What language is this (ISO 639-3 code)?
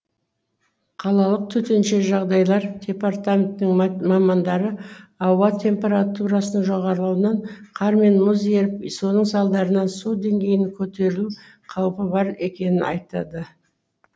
kaz